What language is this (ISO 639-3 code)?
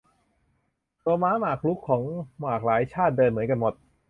tha